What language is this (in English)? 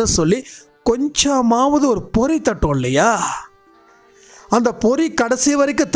Thai